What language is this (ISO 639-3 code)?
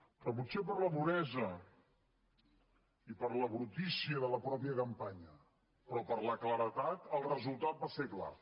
cat